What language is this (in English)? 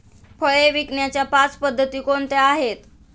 Marathi